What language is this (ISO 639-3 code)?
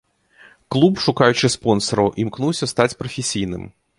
bel